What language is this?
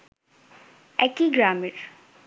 Bangla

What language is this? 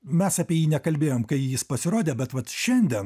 Lithuanian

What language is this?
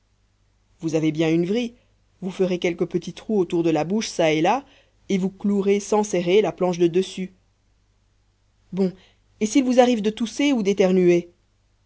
French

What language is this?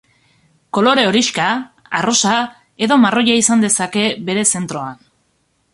Basque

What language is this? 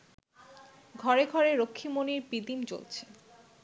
Bangla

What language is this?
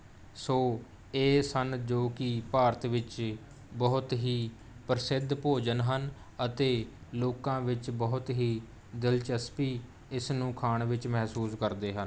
Punjabi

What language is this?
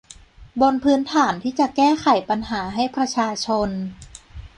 Thai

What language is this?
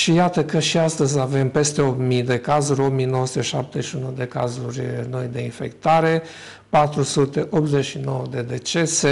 Romanian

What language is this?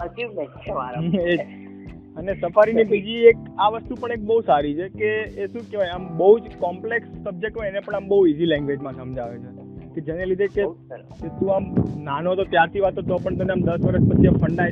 Gujarati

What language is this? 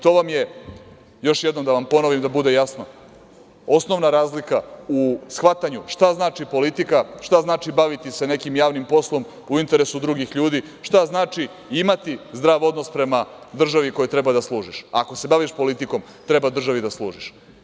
Serbian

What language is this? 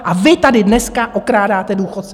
Czech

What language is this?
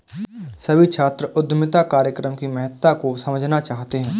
Hindi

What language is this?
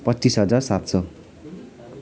Nepali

